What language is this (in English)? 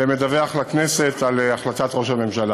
Hebrew